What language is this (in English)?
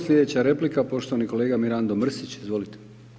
Croatian